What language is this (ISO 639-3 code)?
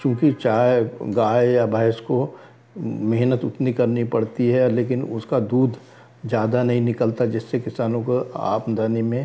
hin